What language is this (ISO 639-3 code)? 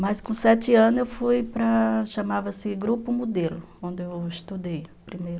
por